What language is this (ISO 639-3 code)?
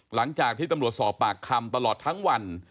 tha